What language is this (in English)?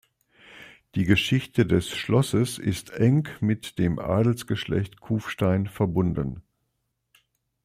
German